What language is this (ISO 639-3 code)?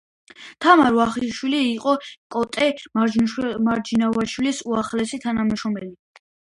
kat